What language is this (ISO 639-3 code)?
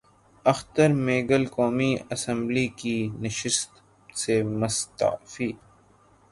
urd